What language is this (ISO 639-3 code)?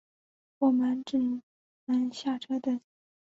zho